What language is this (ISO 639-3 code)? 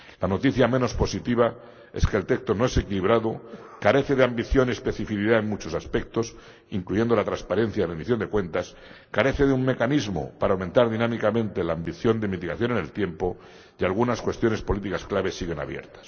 spa